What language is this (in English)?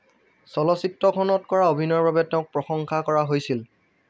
Assamese